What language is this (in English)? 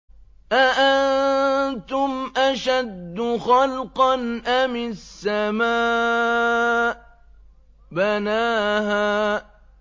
Arabic